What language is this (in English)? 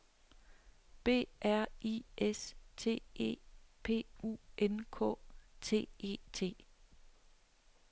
Danish